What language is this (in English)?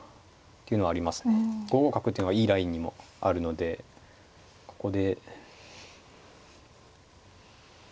Japanese